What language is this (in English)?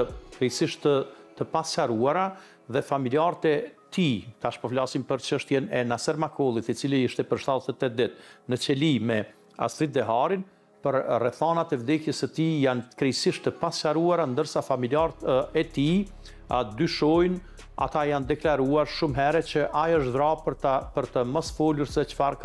Romanian